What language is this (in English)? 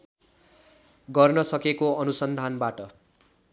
Nepali